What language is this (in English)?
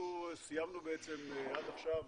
Hebrew